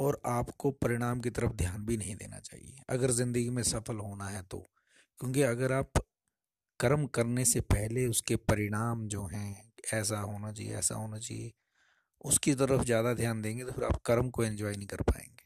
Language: Hindi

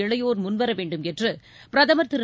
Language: Tamil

